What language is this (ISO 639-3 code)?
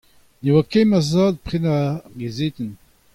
bre